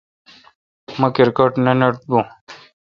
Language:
Kalkoti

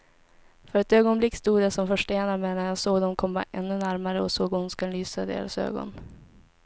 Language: Swedish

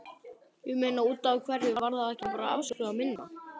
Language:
Icelandic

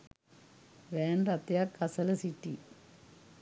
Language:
Sinhala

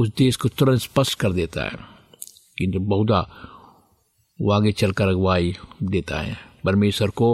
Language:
Hindi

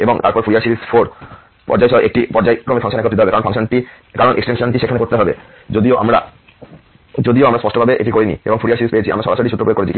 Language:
Bangla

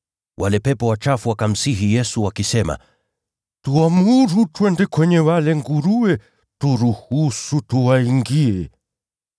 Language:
Swahili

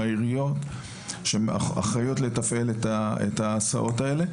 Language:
Hebrew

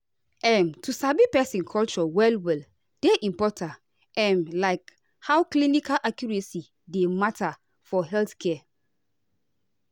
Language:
Nigerian Pidgin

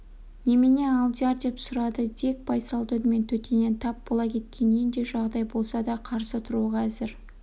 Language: Kazakh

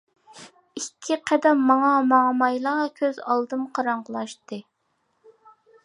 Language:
Uyghur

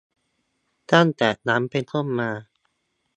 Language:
Thai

